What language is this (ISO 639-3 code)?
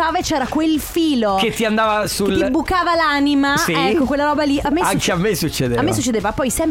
ita